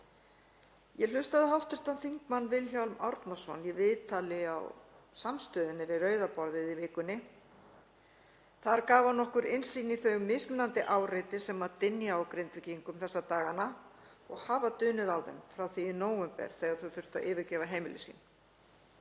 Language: Icelandic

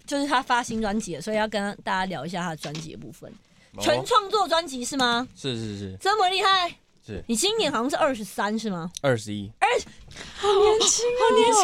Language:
Chinese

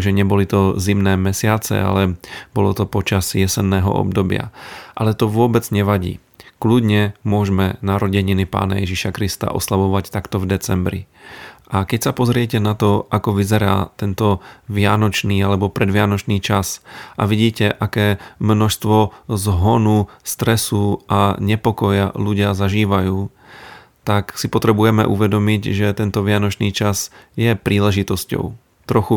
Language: Slovak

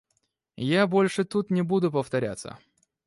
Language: Russian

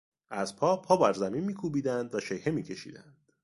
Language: Persian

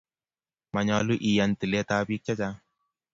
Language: Kalenjin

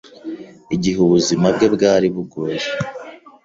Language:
Kinyarwanda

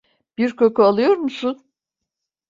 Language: Turkish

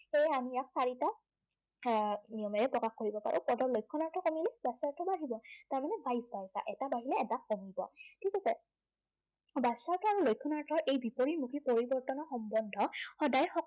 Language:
Assamese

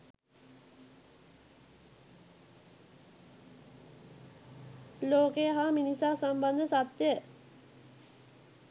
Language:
Sinhala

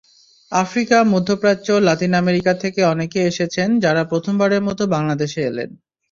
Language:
Bangla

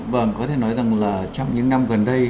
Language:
Vietnamese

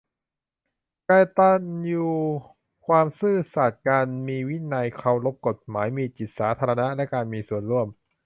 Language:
Thai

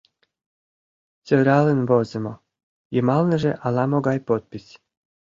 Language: Mari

